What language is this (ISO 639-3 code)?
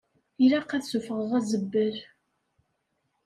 kab